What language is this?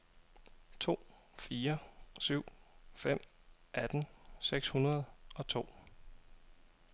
Danish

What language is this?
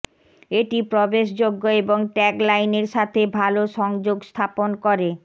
Bangla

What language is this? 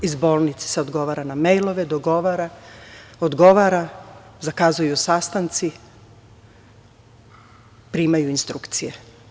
Serbian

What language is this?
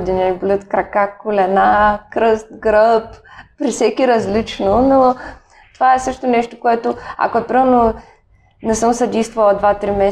Bulgarian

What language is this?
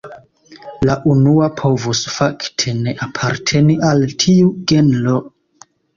Esperanto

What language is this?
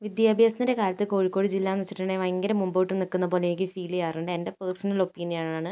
Malayalam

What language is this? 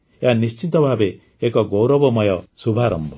Odia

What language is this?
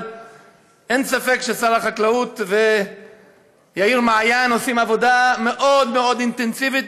Hebrew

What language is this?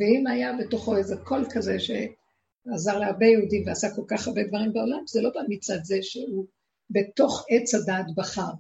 Hebrew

